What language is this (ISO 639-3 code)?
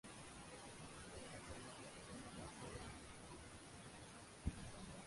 ben